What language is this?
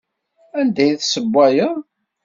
Kabyle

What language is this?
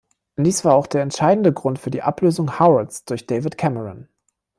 German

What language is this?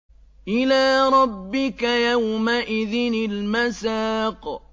Arabic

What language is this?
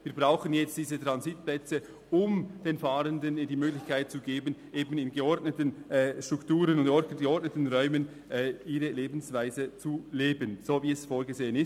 Swiss German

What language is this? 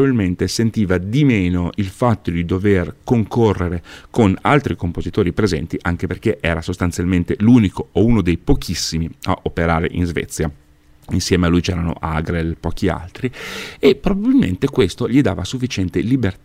Italian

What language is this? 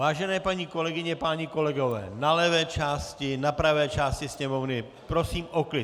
Czech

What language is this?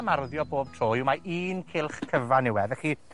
Welsh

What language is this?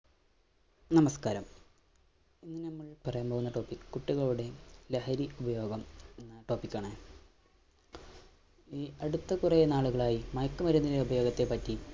Malayalam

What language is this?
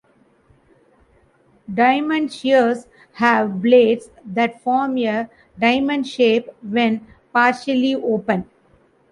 English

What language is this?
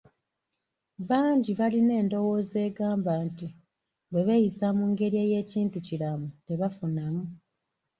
Ganda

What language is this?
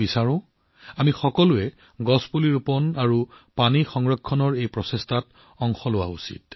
Assamese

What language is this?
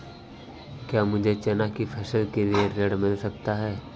Hindi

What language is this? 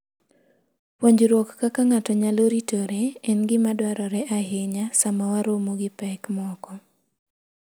Luo (Kenya and Tanzania)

